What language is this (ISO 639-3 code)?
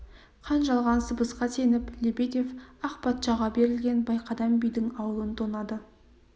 kaz